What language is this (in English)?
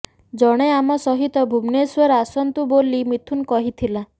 Odia